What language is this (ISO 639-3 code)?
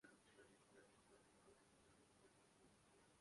urd